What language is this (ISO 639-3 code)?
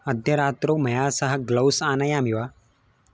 san